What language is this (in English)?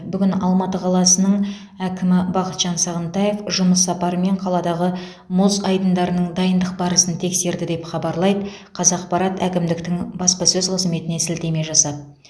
Kazakh